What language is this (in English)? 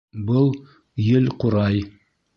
Bashkir